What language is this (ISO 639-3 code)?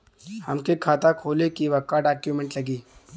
bho